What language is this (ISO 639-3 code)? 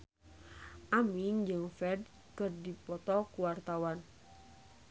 sun